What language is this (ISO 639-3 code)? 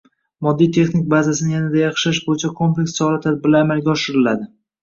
uzb